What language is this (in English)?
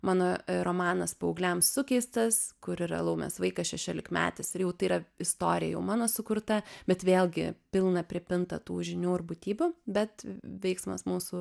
Lithuanian